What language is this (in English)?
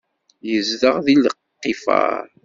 Kabyle